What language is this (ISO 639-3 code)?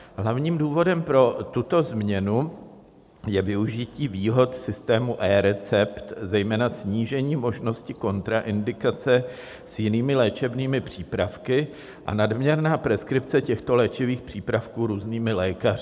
ces